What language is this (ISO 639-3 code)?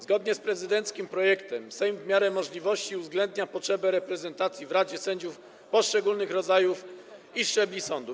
pol